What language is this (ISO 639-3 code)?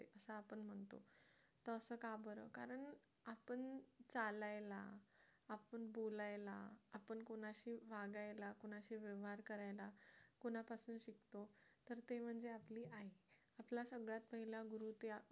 mar